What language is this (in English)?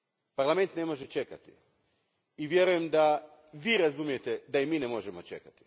Croatian